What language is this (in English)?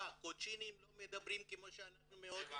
Hebrew